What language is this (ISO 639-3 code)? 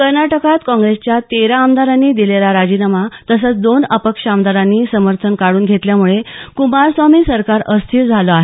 mar